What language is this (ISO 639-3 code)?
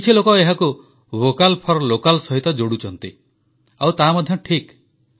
ori